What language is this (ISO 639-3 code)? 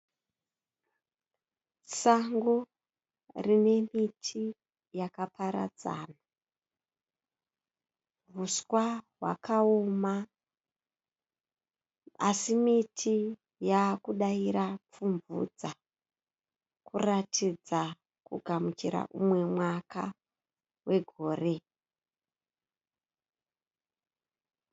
sna